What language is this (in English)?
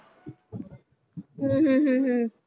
Punjabi